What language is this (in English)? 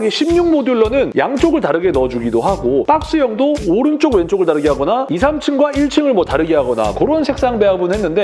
Korean